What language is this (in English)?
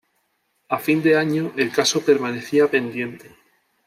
Spanish